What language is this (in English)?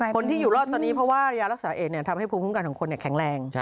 Thai